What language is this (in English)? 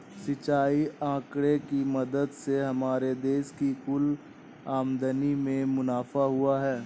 Hindi